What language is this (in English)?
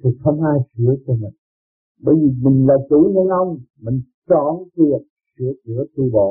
Vietnamese